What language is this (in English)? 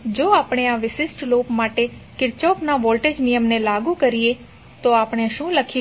Gujarati